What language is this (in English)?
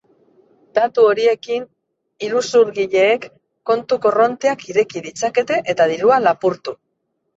Basque